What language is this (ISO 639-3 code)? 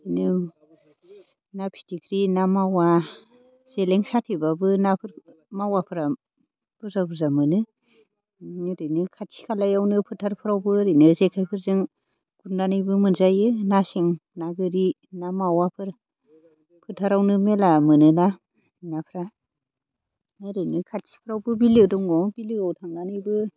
brx